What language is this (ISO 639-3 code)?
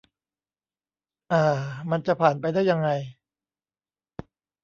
tha